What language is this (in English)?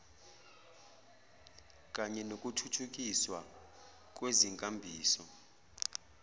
Zulu